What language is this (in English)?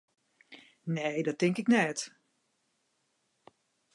Western Frisian